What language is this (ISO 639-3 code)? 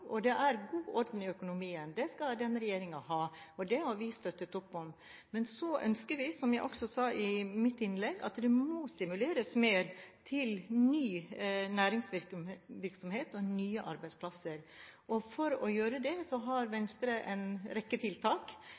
nob